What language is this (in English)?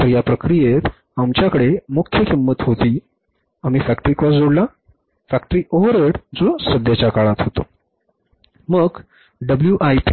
Marathi